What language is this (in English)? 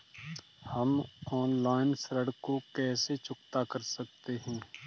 Hindi